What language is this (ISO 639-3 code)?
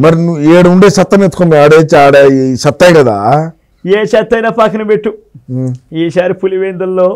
tel